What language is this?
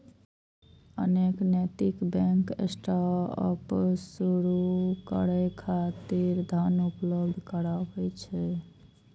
Maithili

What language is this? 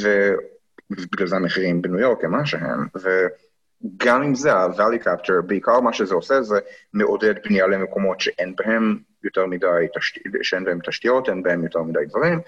Hebrew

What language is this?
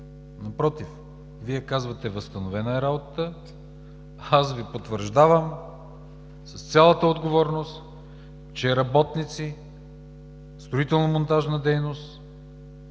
Bulgarian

